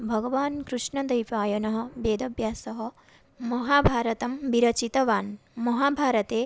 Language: Sanskrit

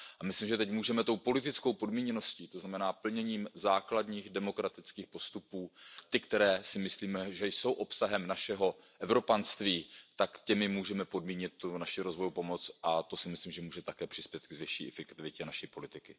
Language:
Czech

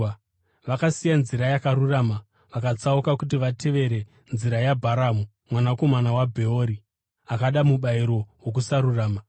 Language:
Shona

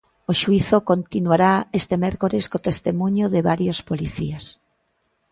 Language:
Galician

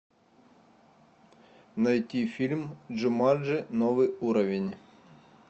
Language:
Russian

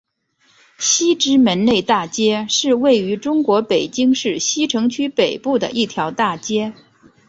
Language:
Chinese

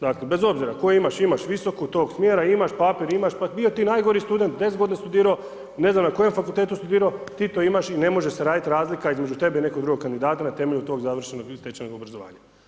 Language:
Croatian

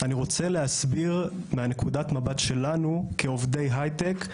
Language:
Hebrew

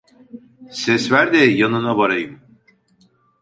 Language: Turkish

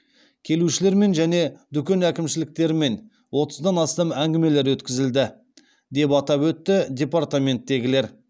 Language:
Kazakh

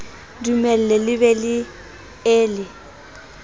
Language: Southern Sotho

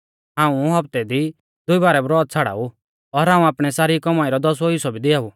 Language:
Mahasu Pahari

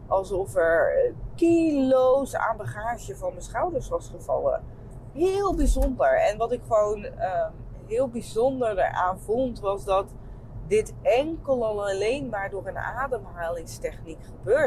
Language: Dutch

